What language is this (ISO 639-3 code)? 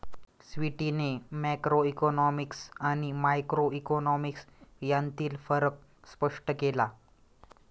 mar